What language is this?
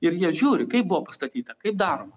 Lithuanian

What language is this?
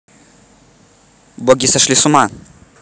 Russian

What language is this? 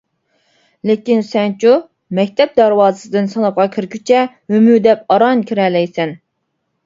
Uyghur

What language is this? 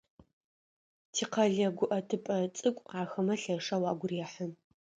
Adyghe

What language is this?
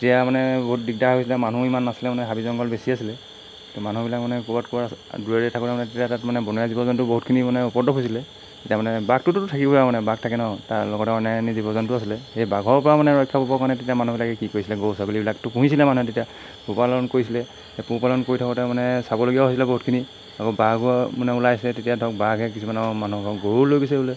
Assamese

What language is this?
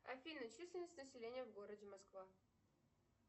Russian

